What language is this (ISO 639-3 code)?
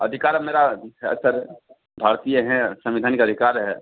hin